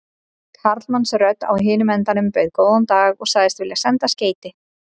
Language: Icelandic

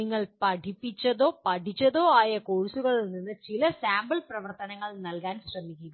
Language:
Malayalam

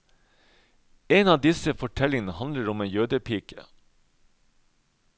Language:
Norwegian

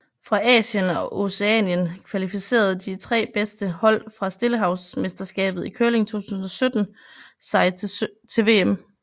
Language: Danish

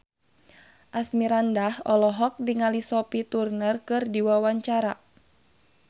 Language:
Sundanese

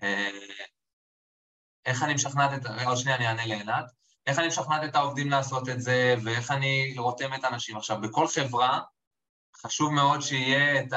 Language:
Hebrew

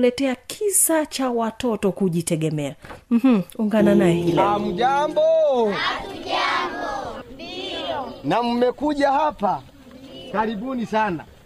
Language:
Swahili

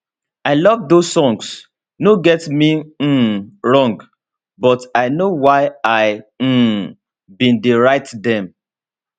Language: Nigerian Pidgin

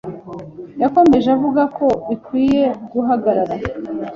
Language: Kinyarwanda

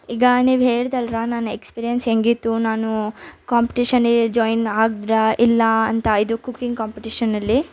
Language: Kannada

